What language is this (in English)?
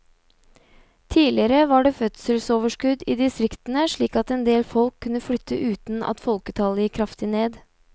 Norwegian